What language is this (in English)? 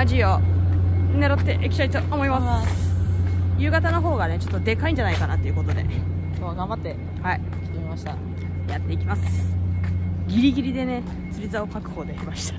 Japanese